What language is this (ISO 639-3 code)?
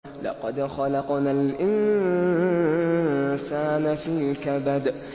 ara